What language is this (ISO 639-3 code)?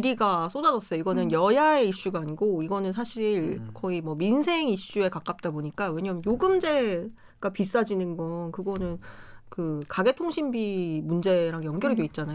kor